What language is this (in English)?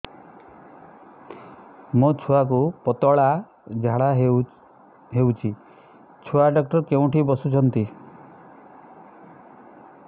Odia